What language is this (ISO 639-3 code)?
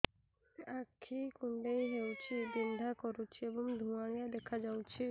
ori